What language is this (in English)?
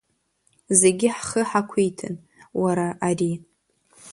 Abkhazian